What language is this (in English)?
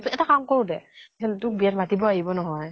Assamese